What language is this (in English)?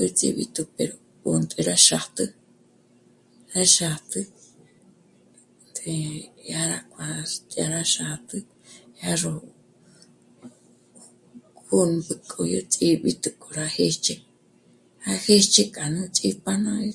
Michoacán Mazahua